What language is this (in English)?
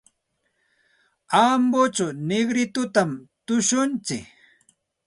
Santa Ana de Tusi Pasco Quechua